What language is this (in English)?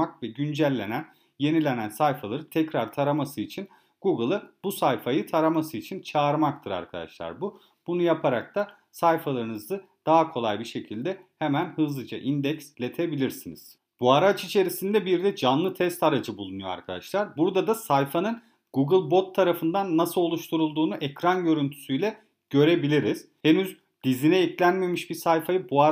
Turkish